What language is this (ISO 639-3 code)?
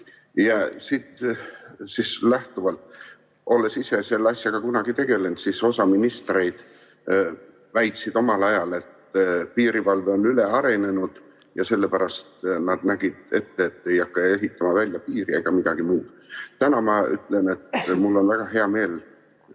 est